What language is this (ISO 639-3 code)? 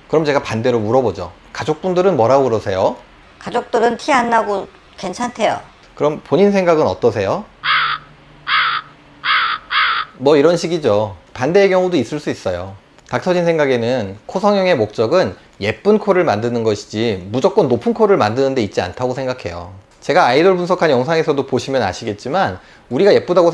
kor